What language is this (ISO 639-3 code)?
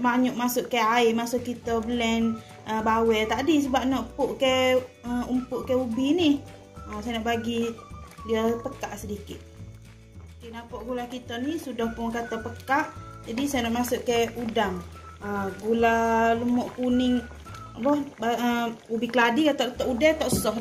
msa